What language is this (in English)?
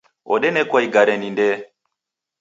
Taita